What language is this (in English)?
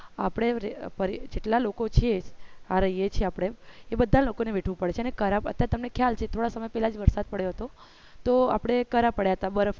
Gujarati